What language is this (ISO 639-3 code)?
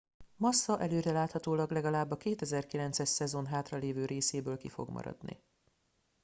hun